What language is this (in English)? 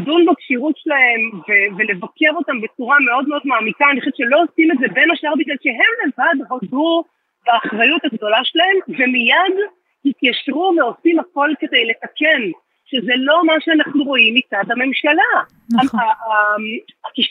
Hebrew